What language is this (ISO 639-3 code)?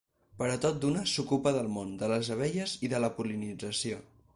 cat